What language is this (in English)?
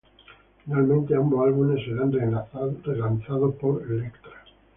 Spanish